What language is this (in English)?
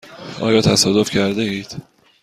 Persian